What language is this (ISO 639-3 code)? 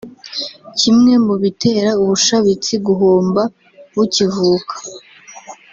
kin